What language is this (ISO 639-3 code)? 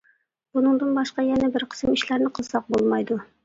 uig